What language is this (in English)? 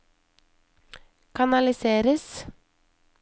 Norwegian